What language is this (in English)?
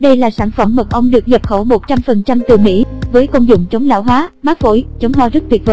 Vietnamese